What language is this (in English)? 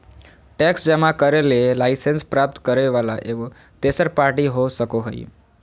Magahi